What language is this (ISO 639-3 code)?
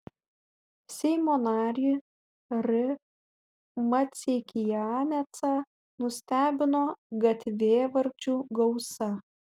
lit